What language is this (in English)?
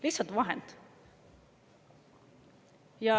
Estonian